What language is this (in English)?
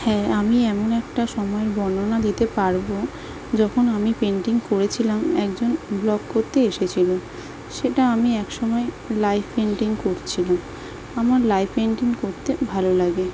Bangla